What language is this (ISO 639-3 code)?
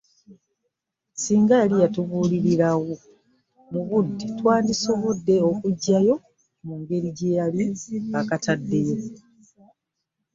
lug